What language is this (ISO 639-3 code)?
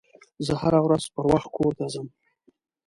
pus